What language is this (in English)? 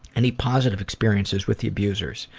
English